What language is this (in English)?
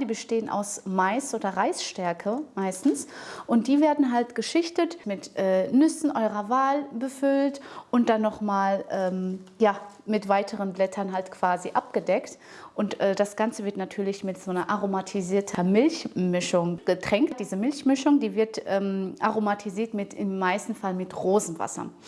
German